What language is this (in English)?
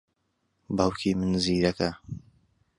Central Kurdish